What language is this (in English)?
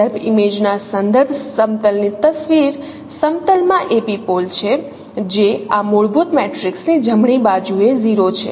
Gujarati